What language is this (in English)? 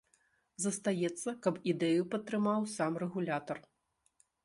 Belarusian